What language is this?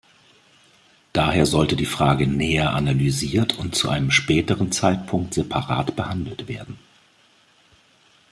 German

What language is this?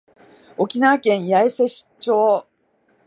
Japanese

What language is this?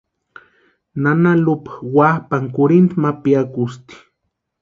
Western Highland Purepecha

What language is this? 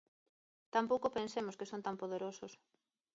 Galician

